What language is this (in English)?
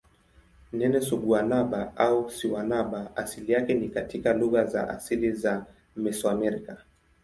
Swahili